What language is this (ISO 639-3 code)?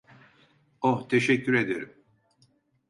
tur